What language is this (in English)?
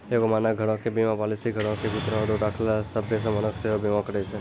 Maithili